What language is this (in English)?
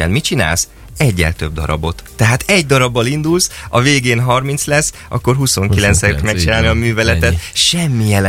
Hungarian